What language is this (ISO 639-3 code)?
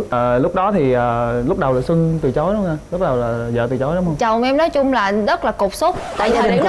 vie